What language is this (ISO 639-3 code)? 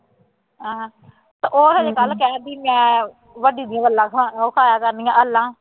pan